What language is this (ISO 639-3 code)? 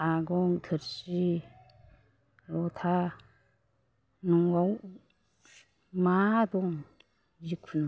brx